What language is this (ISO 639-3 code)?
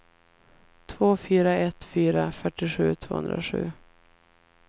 swe